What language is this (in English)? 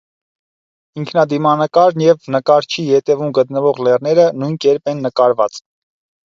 Armenian